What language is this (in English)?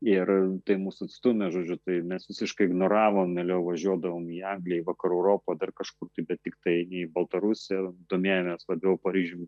Lithuanian